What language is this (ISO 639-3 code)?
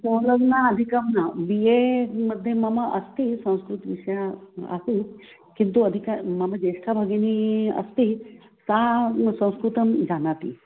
san